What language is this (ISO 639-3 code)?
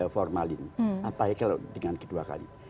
ind